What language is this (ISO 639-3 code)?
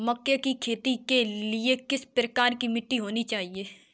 hin